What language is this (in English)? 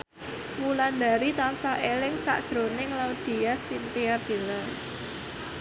Javanese